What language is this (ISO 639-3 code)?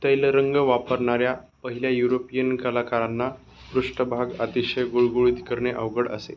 mar